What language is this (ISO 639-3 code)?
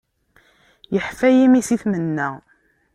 kab